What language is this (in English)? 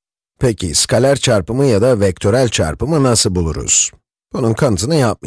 Turkish